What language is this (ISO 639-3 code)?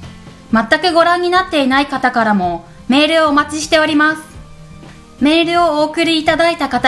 jpn